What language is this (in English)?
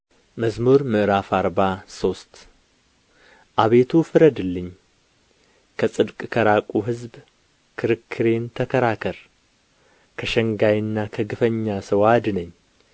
Amharic